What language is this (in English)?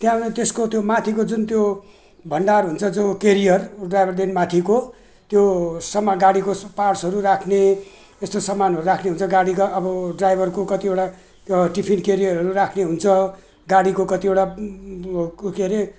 Nepali